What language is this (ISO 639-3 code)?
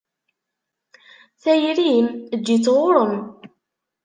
kab